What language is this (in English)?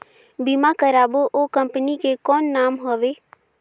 Chhattisgarhi